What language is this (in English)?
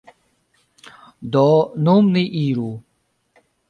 Esperanto